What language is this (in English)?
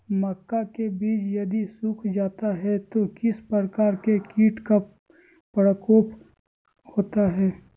Magahi